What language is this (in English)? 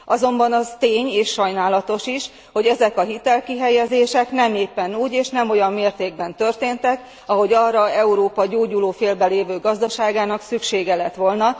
Hungarian